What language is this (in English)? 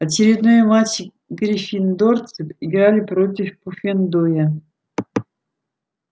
Russian